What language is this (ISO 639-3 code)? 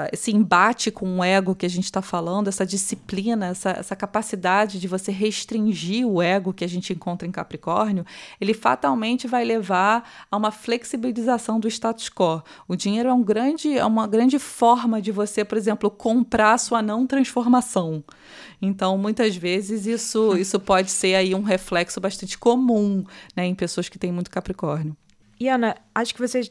por